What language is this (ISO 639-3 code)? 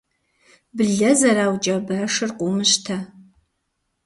kbd